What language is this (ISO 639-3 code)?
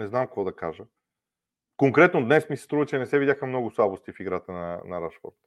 bul